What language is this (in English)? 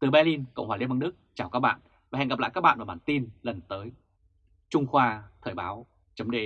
Vietnamese